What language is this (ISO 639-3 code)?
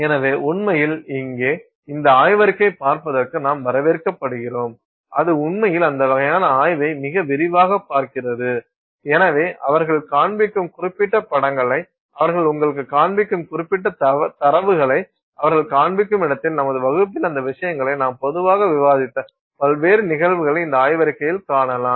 tam